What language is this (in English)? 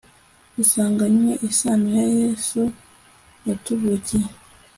Kinyarwanda